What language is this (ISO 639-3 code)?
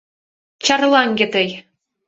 chm